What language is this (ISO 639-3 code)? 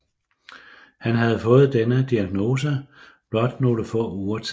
dan